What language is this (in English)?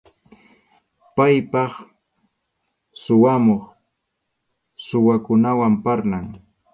Arequipa-La Unión Quechua